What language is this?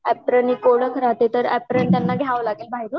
Marathi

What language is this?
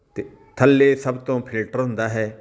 Punjabi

